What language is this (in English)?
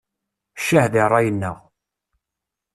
Kabyle